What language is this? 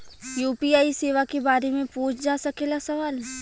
Bhojpuri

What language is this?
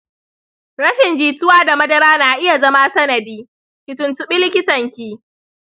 Hausa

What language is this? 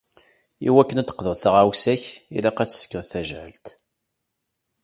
Kabyle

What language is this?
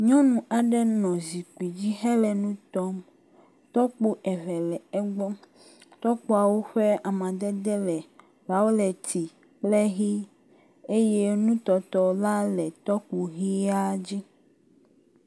Ewe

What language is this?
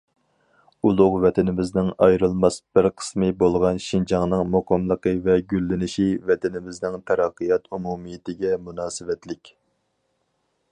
Uyghur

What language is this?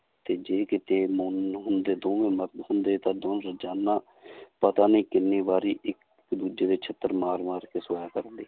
Punjabi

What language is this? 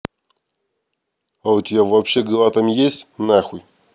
Russian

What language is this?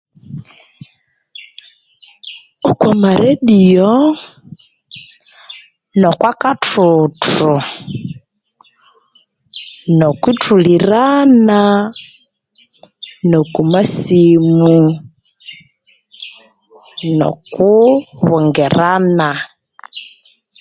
Konzo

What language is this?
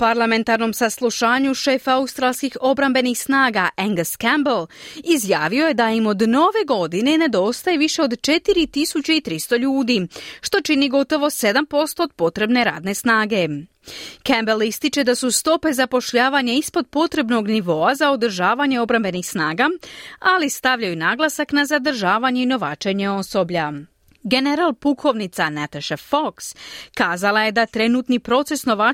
Croatian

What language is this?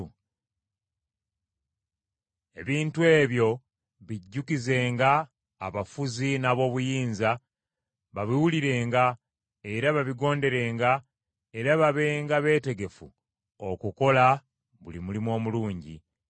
Ganda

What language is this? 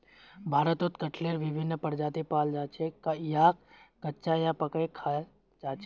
Magahi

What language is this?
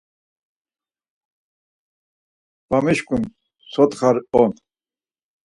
Laz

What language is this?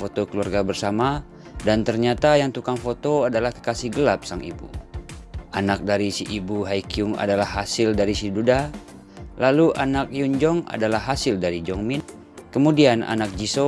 Indonesian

